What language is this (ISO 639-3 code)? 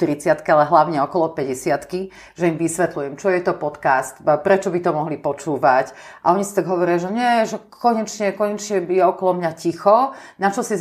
slk